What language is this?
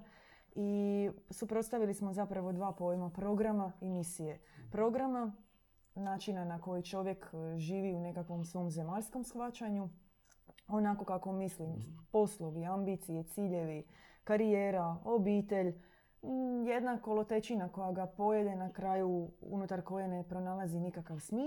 Croatian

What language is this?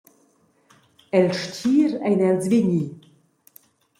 Romansh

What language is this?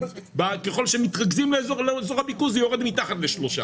Hebrew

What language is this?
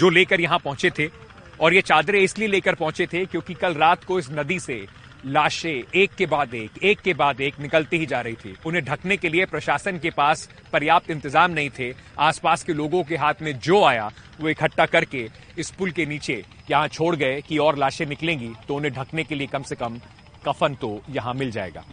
Hindi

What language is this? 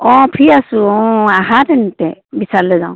Assamese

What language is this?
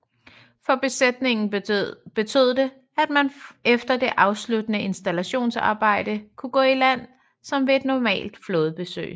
Danish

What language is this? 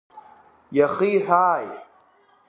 Abkhazian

